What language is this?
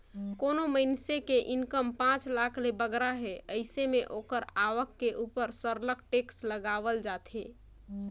Chhattisgarhi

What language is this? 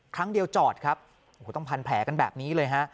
Thai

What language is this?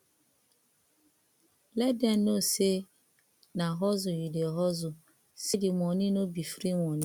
Nigerian Pidgin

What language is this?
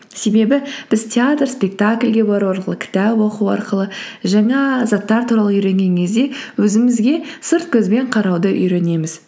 Kazakh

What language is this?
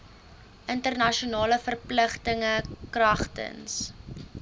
Afrikaans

